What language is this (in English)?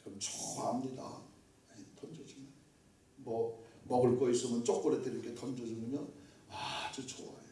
Korean